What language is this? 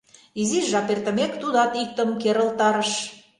Mari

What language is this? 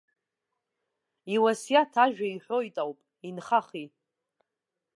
Abkhazian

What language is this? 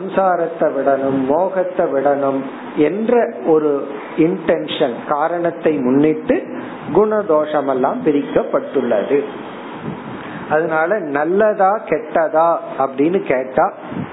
Tamil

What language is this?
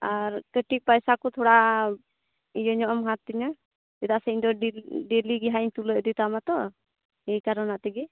Santali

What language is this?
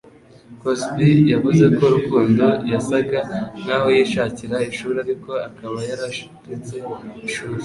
Kinyarwanda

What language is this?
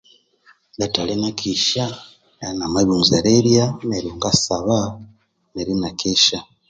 Konzo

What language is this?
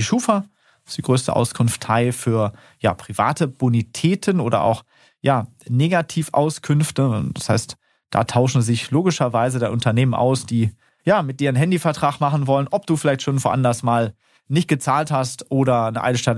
German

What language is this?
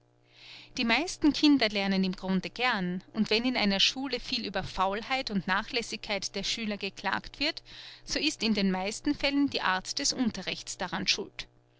German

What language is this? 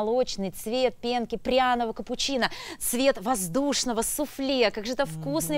Russian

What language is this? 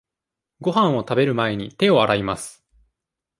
Japanese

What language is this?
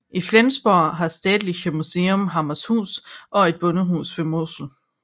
Danish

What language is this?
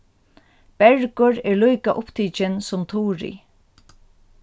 Faroese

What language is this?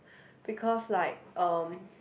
English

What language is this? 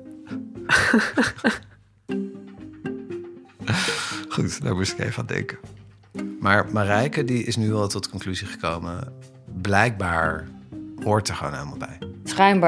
Dutch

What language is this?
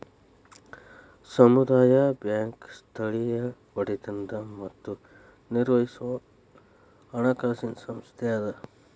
Kannada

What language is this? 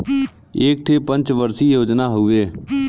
Bhojpuri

